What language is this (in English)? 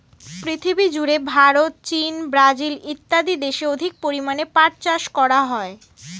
Bangla